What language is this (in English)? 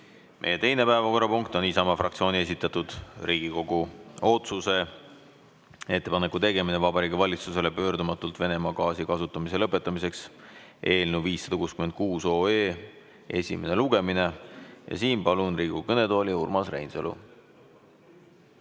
Estonian